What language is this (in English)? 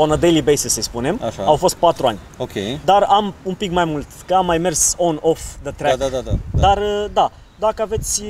Romanian